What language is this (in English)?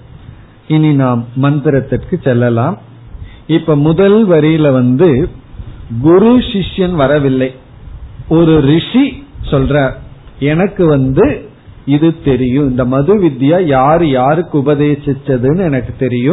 Tamil